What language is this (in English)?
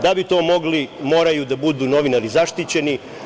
Serbian